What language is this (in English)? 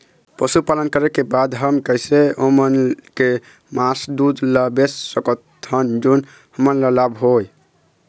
Chhattisgarhi